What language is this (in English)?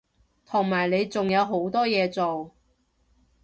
Cantonese